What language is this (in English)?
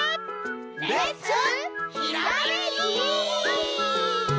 Japanese